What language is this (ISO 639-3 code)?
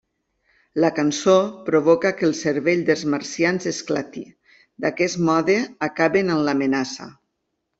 cat